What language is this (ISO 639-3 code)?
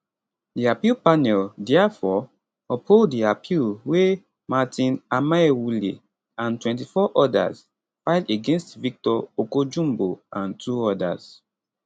pcm